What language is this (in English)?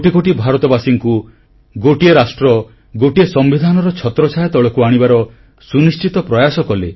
Odia